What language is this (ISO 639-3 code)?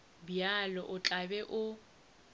nso